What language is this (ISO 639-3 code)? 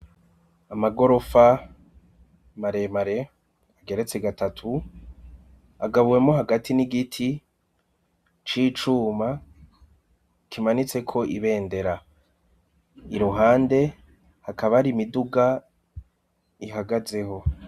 run